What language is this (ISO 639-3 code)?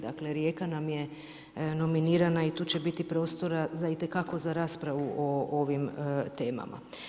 hrv